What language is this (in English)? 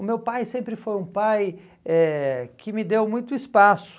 Portuguese